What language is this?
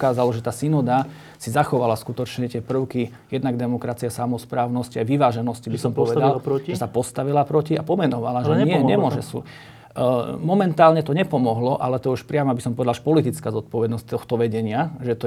Slovak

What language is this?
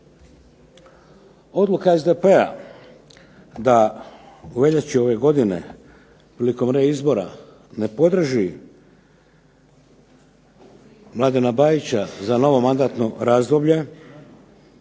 Croatian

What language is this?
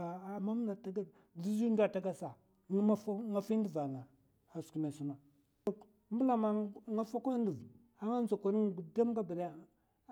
Mafa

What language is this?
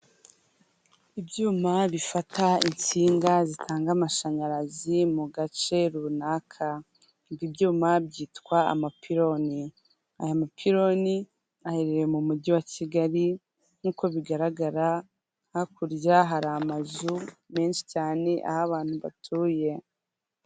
Kinyarwanda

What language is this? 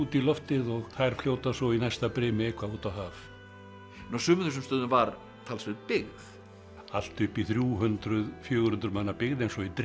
Icelandic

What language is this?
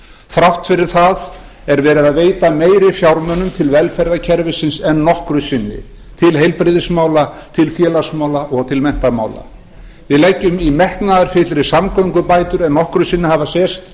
Icelandic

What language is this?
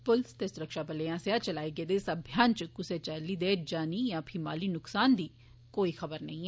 Dogri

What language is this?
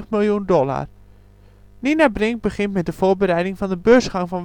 Dutch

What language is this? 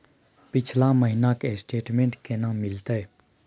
Maithili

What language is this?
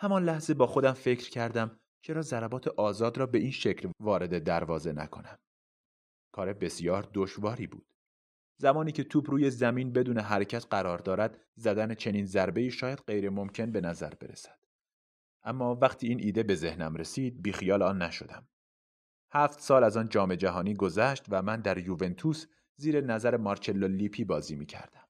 Persian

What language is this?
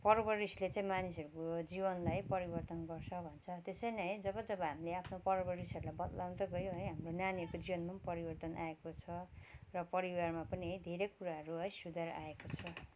Nepali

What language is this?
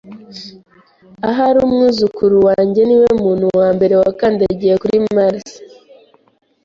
Kinyarwanda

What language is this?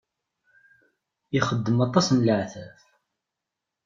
Kabyle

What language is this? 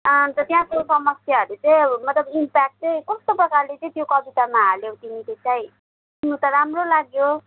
Nepali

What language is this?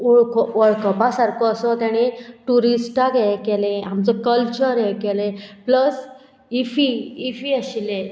Konkani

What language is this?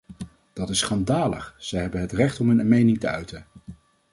Dutch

